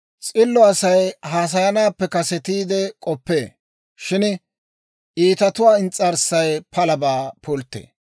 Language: Dawro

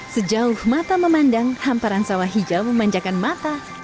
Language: Indonesian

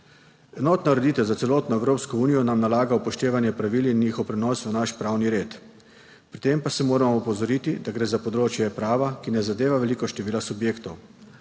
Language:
Slovenian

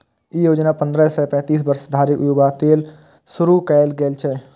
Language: Maithili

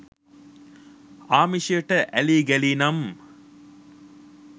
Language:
Sinhala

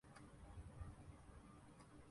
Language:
Urdu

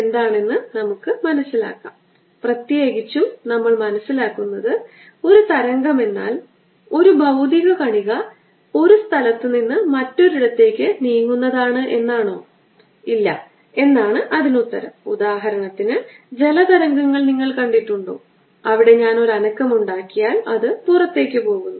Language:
Malayalam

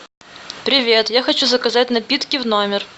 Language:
Russian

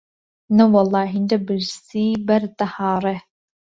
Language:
Central Kurdish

